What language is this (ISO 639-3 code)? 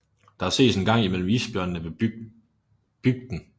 dan